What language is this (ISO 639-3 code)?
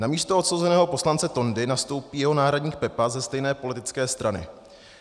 ces